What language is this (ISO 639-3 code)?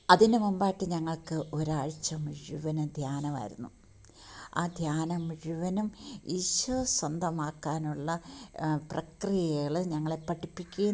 mal